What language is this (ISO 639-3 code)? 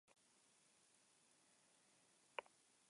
eus